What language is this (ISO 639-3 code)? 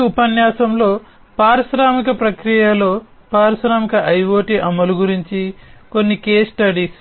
tel